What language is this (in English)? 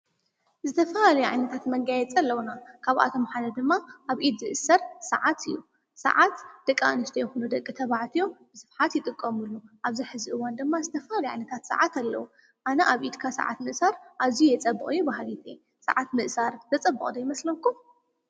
Tigrinya